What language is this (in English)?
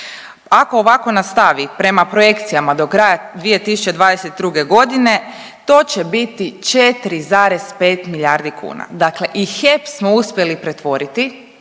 Croatian